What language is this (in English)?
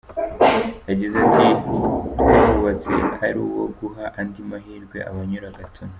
Kinyarwanda